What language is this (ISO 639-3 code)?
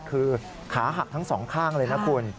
tha